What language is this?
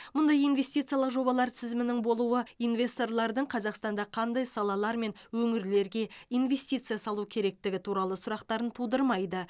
Kazakh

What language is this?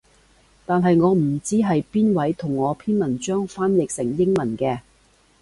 Cantonese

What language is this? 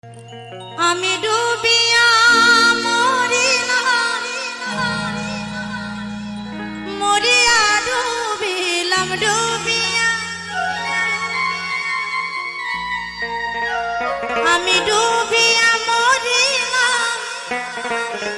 Bangla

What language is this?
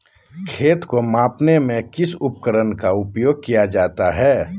Magahi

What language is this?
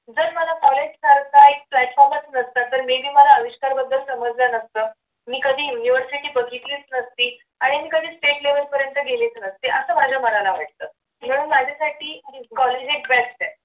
Marathi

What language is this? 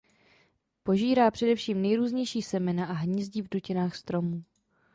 Czech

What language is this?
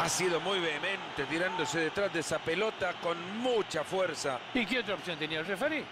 Spanish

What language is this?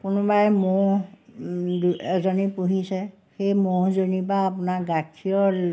Assamese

